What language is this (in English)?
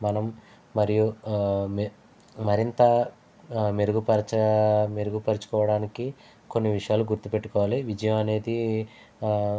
Telugu